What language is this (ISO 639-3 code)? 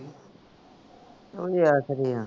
pan